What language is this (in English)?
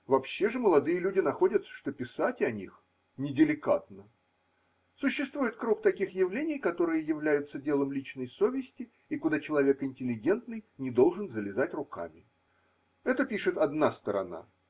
Russian